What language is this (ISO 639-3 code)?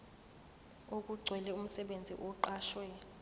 zul